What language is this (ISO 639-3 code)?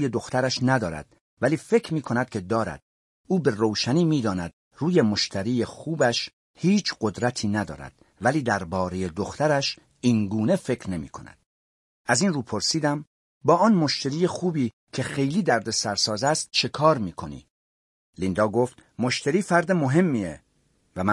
fas